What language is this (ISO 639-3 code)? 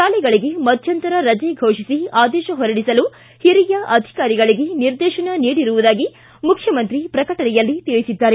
kan